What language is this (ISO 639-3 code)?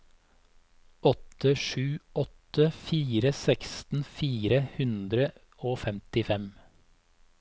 nor